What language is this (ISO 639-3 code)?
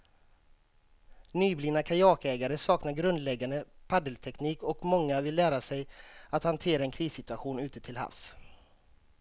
swe